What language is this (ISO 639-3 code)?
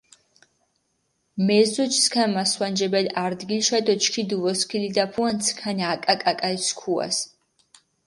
xmf